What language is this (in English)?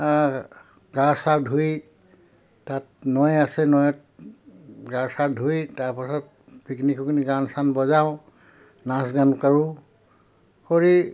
Assamese